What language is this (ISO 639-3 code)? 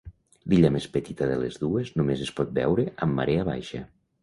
cat